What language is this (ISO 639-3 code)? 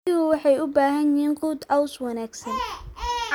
som